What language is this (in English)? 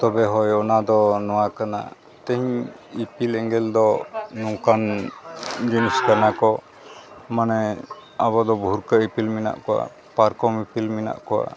Santali